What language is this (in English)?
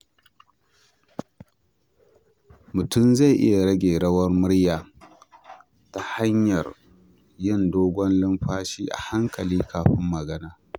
Hausa